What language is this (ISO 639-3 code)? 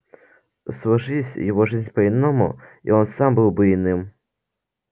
rus